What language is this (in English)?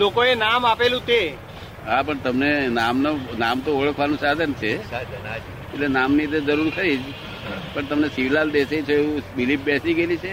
Gujarati